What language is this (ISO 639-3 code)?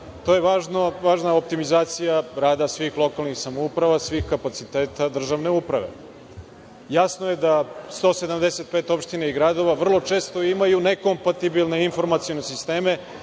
srp